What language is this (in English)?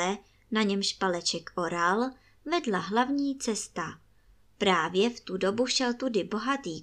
Czech